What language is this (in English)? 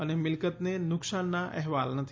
Gujarati